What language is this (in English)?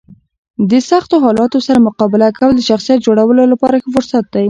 Pashto